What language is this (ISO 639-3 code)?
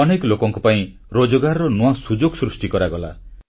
ori